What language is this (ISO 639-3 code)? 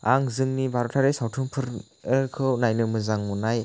brx